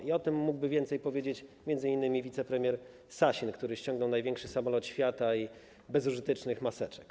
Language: Polish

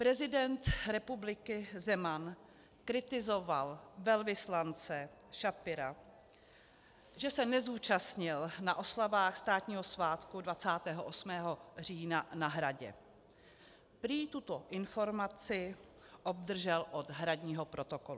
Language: Czech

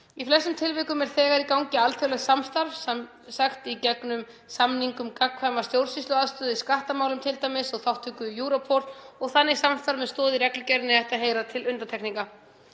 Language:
Icelandic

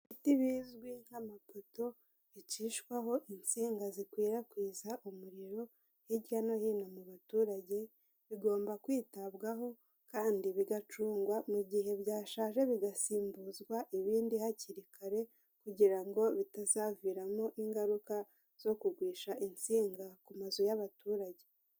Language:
Kinyarwanda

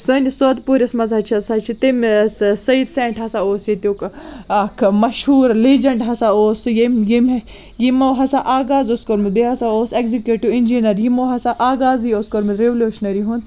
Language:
Kashmiri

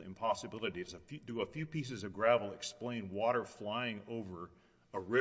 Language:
English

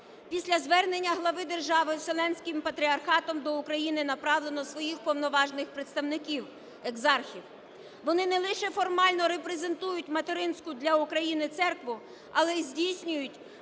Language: Ukrainian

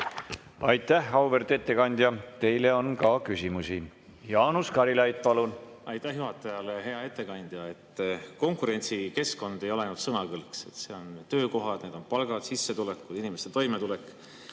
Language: Estonian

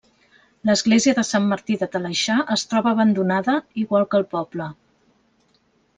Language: Catalan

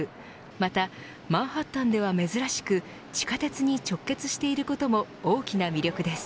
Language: Japanese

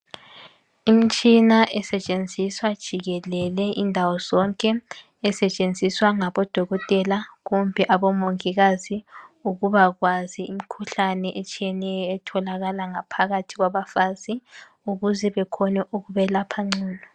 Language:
North Ndebele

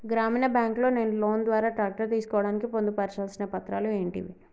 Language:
Telugu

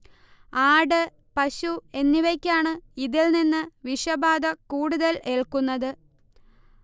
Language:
Malayalam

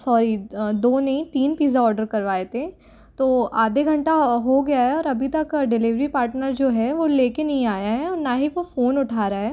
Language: Hindi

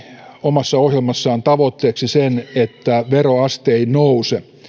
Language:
Finnish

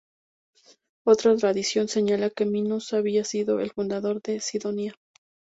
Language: Spanish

